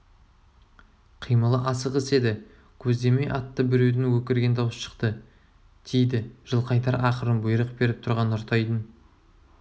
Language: Kazakh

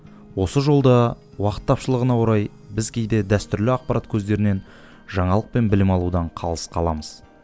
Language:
Kazakh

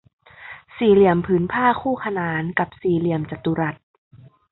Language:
Thai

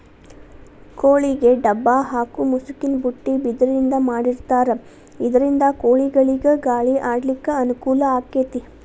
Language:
Kannada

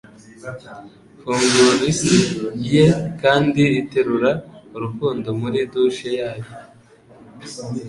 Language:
Kinyarwanda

